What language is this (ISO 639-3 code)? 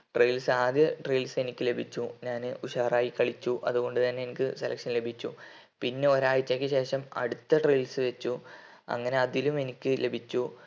mal